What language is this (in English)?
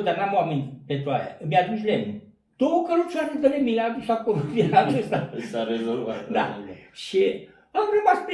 Romanian